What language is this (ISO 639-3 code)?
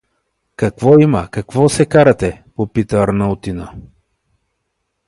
bul